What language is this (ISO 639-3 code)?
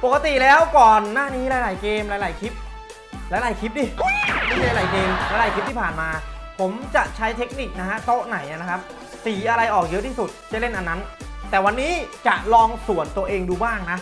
tha